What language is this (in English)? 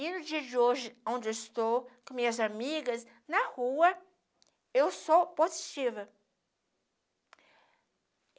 Portuguese